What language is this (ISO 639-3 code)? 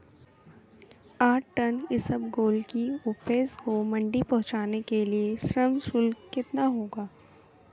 hin